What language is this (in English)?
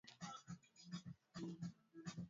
Swahili